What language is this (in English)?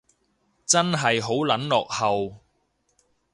Cantonese